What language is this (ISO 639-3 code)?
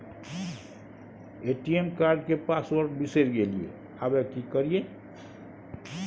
mai